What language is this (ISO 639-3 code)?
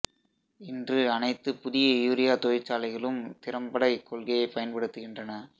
tam